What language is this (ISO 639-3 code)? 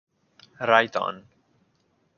ita